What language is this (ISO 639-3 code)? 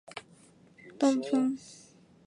zho